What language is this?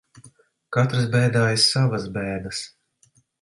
Latvian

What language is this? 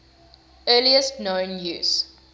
English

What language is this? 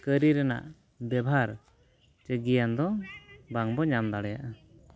Santali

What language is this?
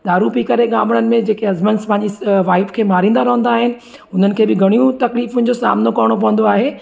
Sindhi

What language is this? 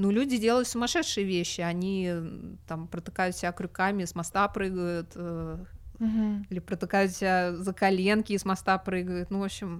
Russian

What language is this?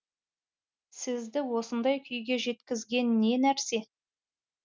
Kazakh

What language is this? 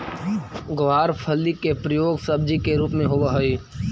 Magahi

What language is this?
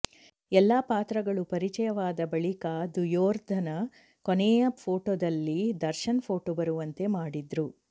Kannada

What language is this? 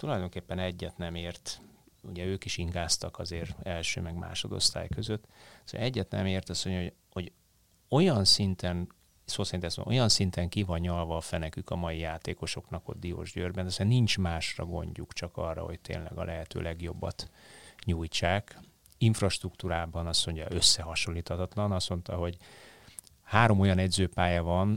Hungarian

